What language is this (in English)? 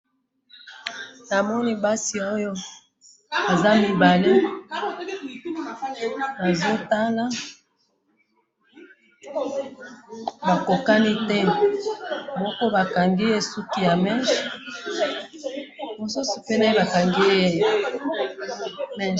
Lingala